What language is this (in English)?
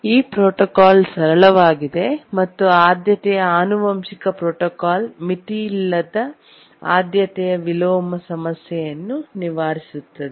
Kannada